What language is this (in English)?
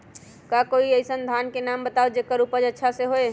Magahi